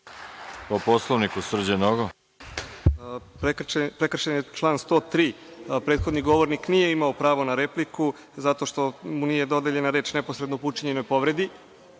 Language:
Serbian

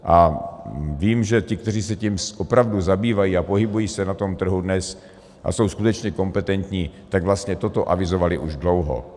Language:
Czech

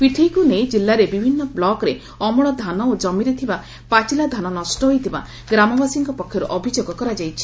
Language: Odia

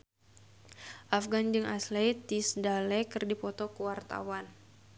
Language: Sundanese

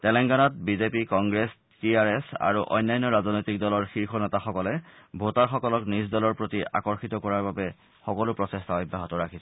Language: Assamese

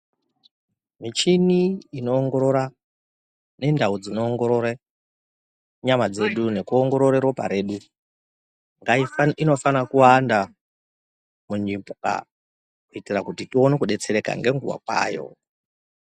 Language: Ndau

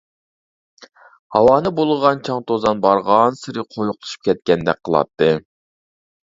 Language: Uyghur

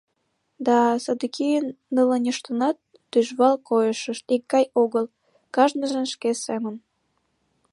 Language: Mari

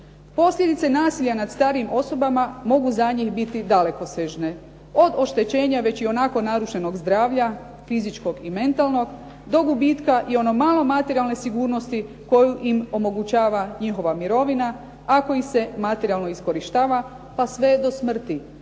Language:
Croatian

